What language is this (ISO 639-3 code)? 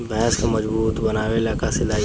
bho